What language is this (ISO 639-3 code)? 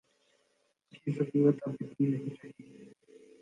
urd